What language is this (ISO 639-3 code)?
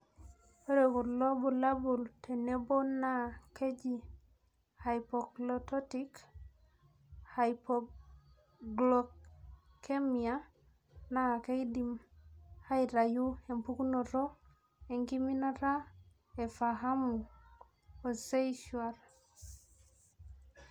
mas